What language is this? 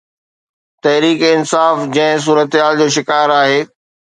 Sindhi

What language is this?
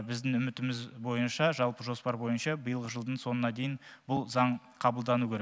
Kazakh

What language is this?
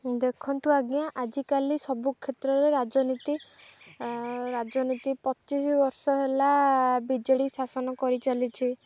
Odia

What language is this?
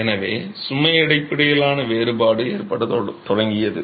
Tamil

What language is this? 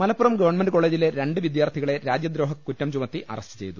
Malayalam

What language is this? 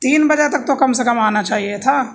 Urdu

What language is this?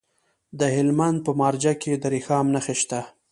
Pashto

